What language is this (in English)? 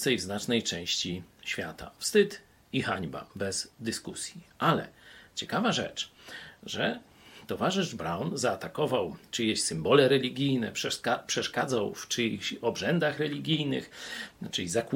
Polish